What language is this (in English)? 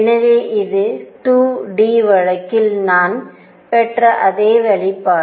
Tamil